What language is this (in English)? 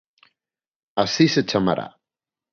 Galician